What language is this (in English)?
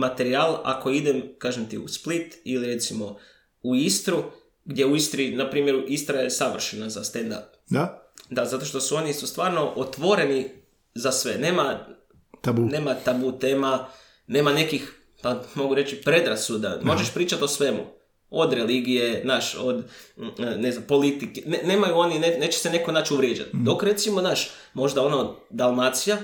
Croatian